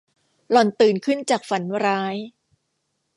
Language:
Thai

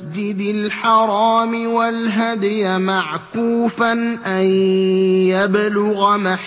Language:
Arabic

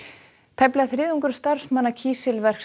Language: Icelandic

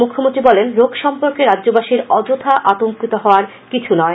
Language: Bangla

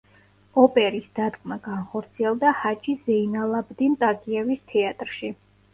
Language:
Georgian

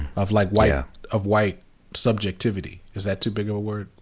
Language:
English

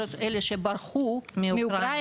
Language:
Hebrew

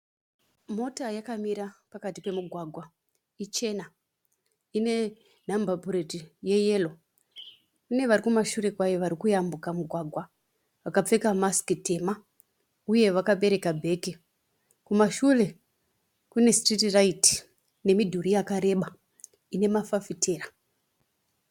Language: Shona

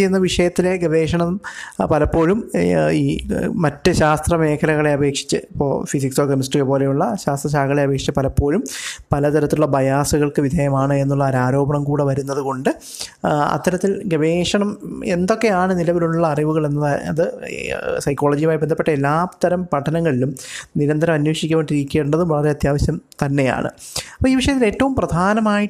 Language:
Malayalam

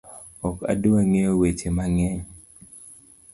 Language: Luo (Kenya and Tanzania)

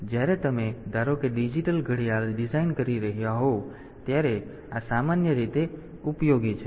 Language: Gujarati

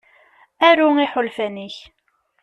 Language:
Kabyle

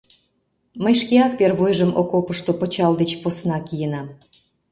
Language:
Mari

